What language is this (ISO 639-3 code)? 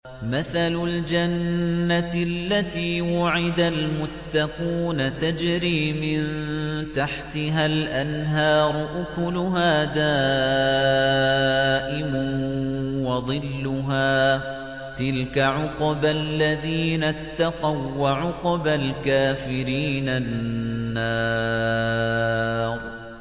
ara